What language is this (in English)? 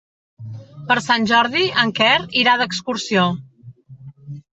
Catalan